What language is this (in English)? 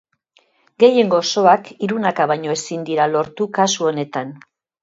Basque